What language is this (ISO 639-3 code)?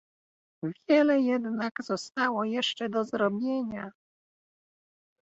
pol